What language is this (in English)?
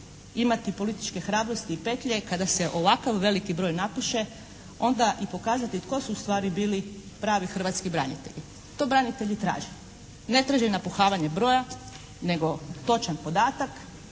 Croatian